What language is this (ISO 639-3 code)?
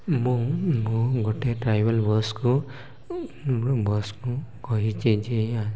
ori